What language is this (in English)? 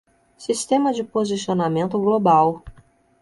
Portuguese